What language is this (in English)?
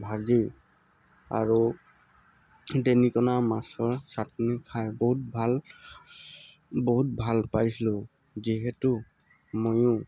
Assamese